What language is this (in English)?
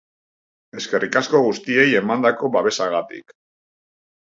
Basque